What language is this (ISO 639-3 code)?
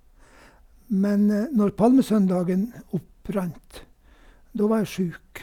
nor